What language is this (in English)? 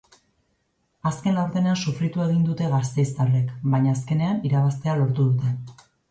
Basque